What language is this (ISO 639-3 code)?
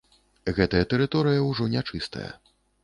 bel